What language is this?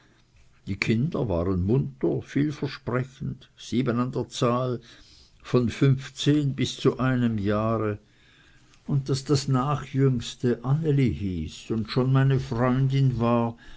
German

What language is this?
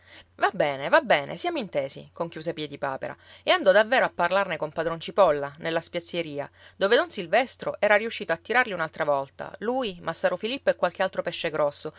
Italian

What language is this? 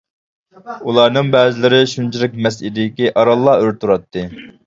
Uyghur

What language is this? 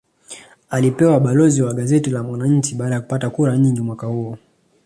Swahili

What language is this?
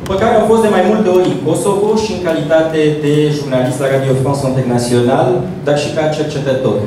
Romanian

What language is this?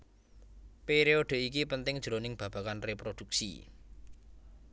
Javanese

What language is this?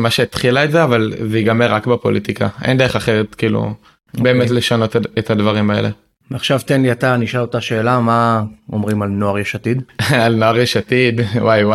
Hebrew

